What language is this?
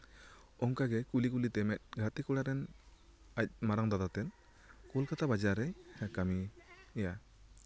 Santali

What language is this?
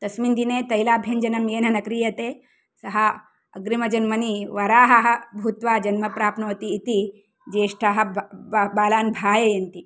Sanskrit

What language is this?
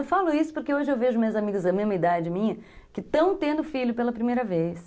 Portuguese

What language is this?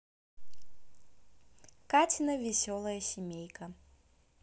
Russian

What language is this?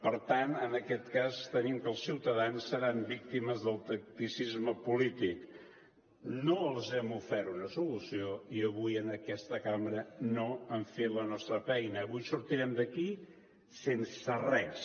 Catalan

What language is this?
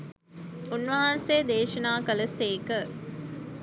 Sinhala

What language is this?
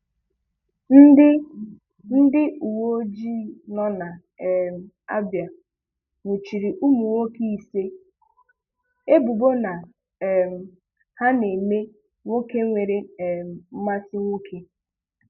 Igbo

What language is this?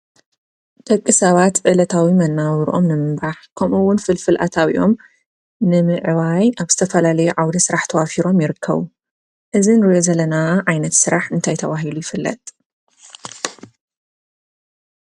Tigrinya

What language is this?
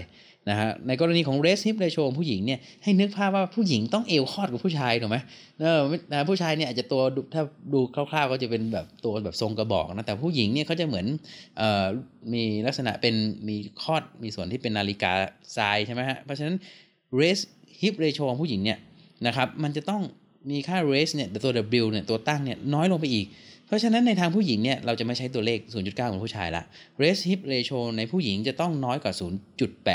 Thai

